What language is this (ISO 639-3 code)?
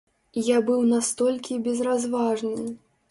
bel